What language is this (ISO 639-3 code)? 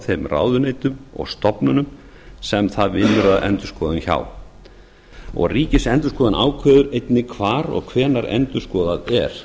isl